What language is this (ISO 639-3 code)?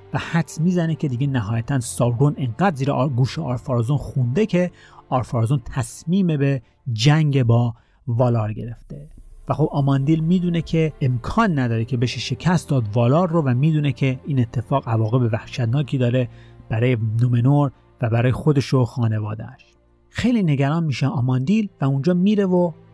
fas